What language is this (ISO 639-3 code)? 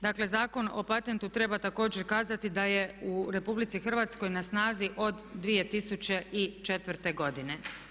hrv